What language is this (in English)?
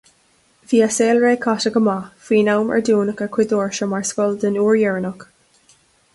Irish